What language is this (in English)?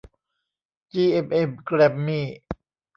Thai